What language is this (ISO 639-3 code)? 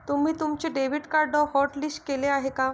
mar